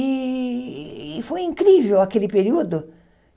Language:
Portuguese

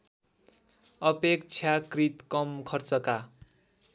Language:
Nepali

